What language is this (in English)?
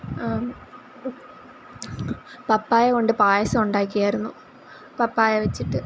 Malayalam